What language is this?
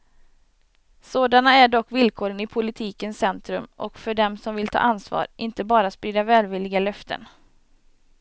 Swedish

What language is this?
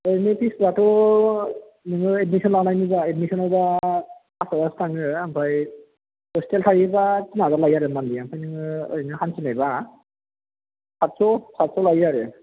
Bodo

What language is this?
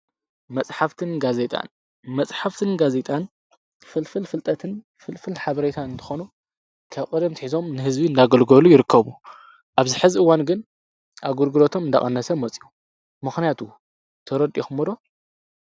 Tigrinya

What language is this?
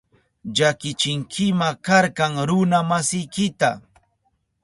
Southern Pastaza Quechua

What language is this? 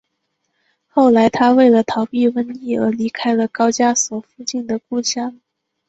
Chinese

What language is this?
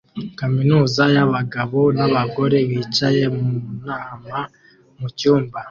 Kinyarwanda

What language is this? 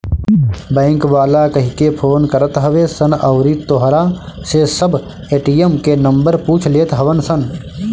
Bhojpuri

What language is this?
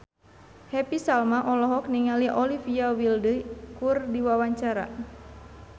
Sundanese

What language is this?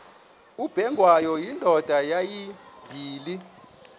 Xhosa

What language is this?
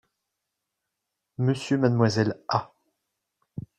French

